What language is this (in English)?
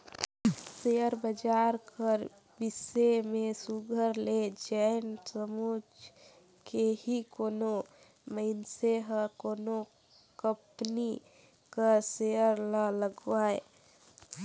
Chhattisgarhi